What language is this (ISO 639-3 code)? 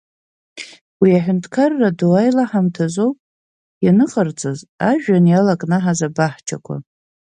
abk